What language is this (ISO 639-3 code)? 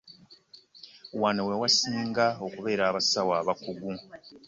lug